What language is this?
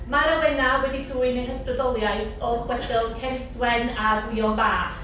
Welsh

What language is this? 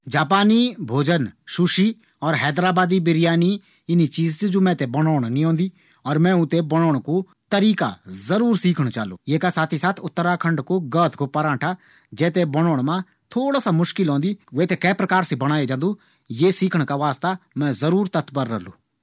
Garhwali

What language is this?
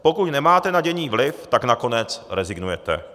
Czech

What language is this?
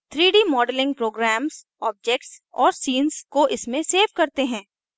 Hindi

